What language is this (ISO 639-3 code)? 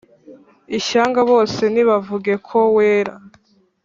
kin